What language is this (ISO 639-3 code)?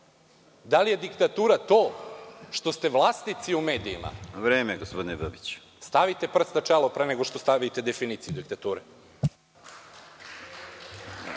srp